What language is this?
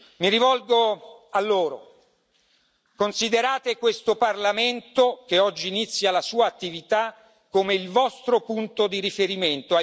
Italian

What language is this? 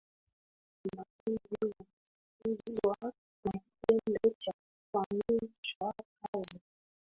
Swahili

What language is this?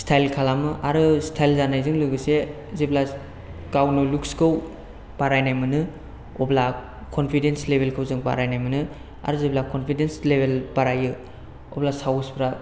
Bodo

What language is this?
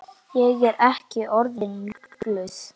Icelandic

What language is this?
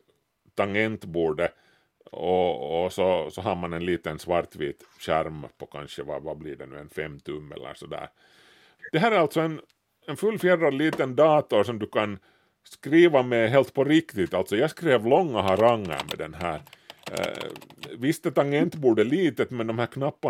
Swedish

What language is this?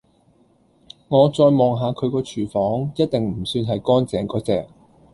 Cantonese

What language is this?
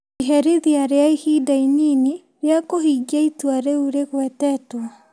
Kikuyu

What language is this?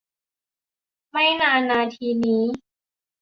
Thai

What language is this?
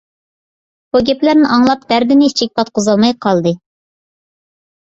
Uyghur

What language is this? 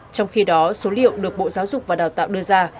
Vietnamese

